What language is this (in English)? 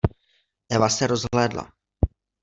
Czech